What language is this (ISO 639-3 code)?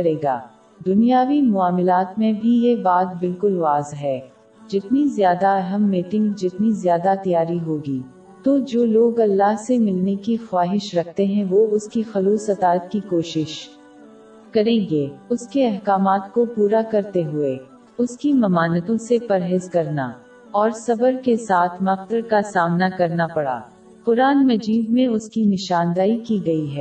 urd